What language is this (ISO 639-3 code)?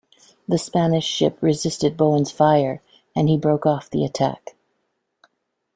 eng